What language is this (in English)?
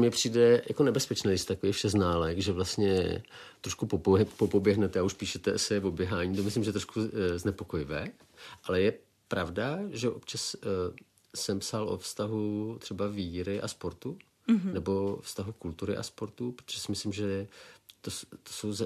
Czech